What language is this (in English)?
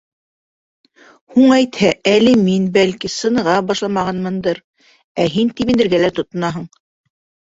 Bashkir